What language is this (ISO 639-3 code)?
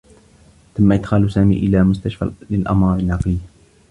ara